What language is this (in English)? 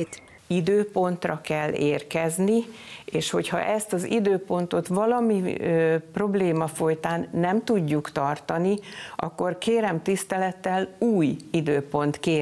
Hungarian